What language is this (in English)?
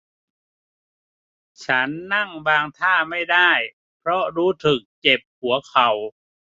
Thai